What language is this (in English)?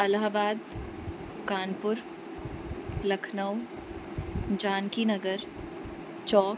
Sindhi